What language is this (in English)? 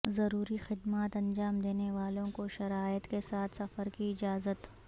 Urdu